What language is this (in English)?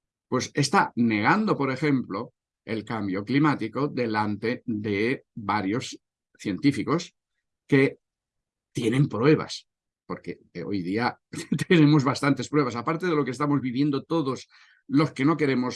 Spanish